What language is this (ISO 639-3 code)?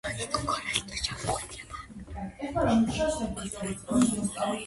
kat